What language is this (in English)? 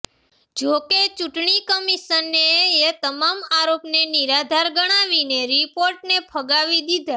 Gujarati